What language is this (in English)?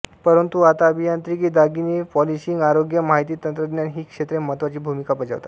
Marathi